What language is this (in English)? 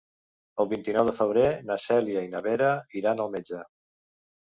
Catalan